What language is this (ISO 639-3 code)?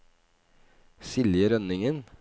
nor